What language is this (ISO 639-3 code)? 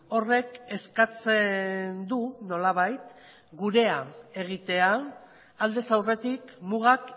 eus